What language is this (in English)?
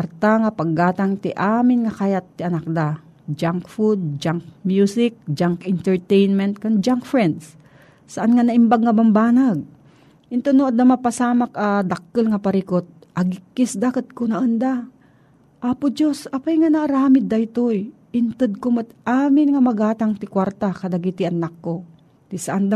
Filipino